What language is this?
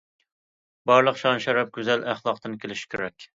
Uyghur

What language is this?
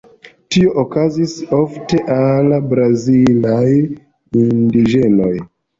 Esperanto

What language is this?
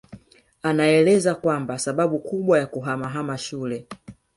Swahili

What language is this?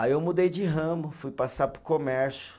Portuguese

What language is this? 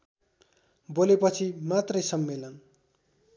Nepali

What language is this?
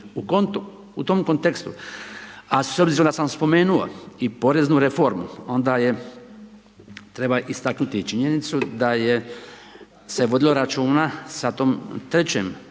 Croatian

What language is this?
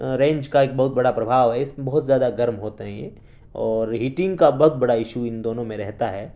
Urdu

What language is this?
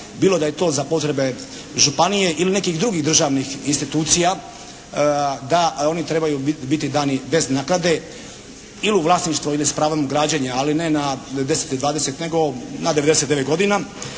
Croatian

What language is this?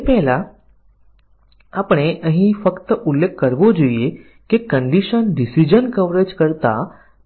Gujarati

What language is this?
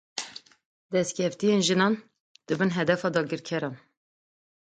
Kurdish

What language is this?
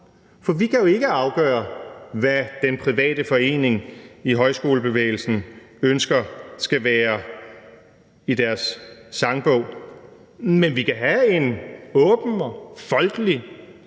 Danish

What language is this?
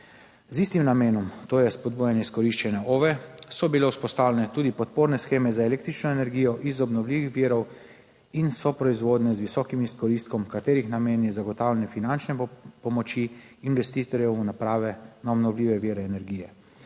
Slovenian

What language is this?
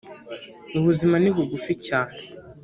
Kinyarwanda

